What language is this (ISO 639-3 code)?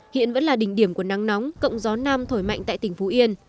vie